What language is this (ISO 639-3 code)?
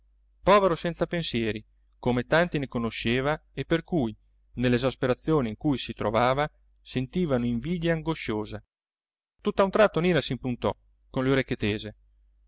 ita